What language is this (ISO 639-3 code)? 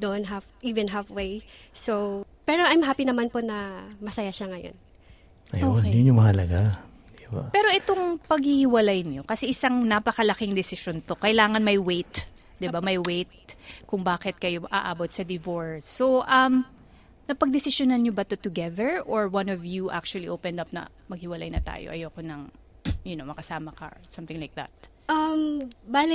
fil